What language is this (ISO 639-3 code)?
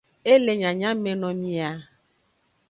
ajg